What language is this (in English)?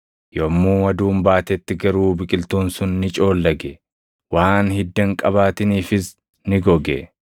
Oromo